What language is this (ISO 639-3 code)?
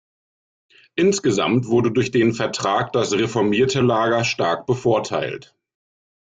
deu